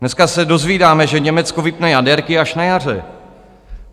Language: Czech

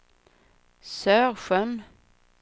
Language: Swedish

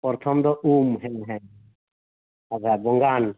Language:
Santali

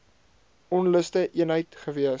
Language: Afrikaans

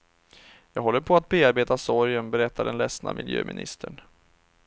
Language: Swedish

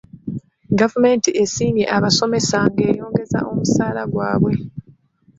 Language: Ganda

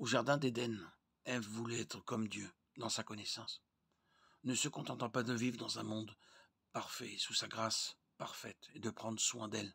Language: French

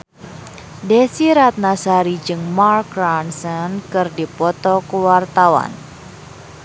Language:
Sundanese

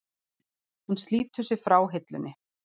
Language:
Icelandic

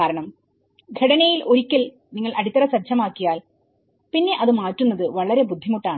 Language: Malayalam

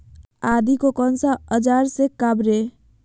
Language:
Magahi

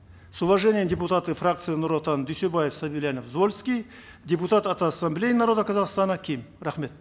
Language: Kazakh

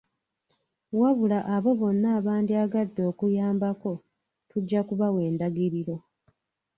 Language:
Ganda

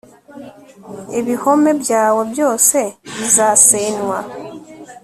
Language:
Kinyarwanda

